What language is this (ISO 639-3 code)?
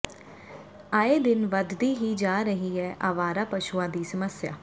pan